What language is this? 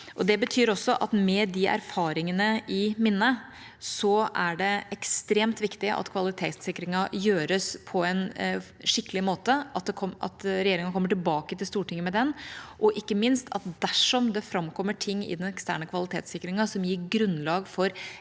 Norwegian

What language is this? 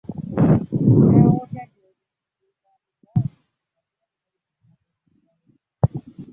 Ganda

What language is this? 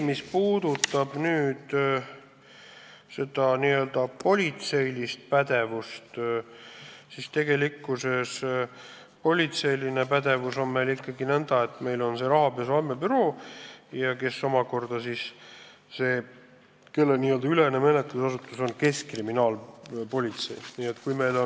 Estonian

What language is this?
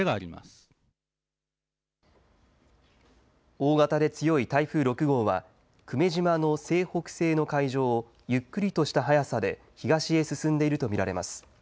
Japanese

